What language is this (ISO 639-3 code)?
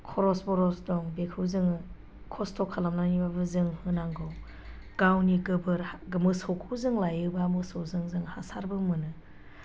brx